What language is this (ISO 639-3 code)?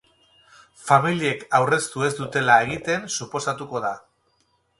eus